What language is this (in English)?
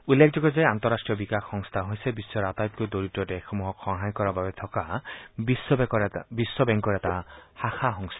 Assamese